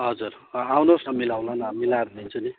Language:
Nepali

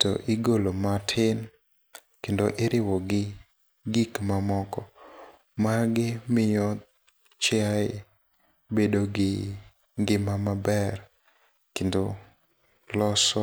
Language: Luo (Kenya and Tanzania)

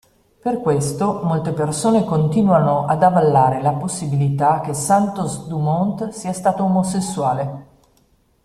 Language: Italian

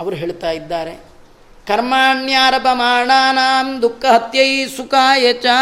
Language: Kannada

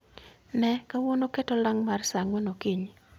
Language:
Luo (Kenya and Tanzania)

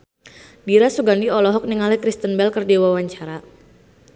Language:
Sundanese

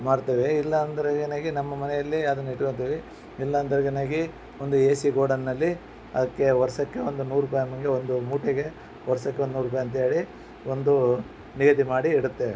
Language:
Kannada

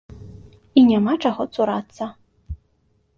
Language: Belarusian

